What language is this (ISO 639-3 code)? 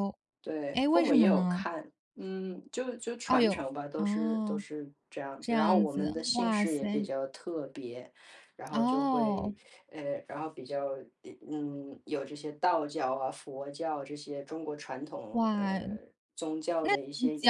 zho